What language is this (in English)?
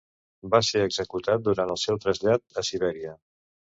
Catalan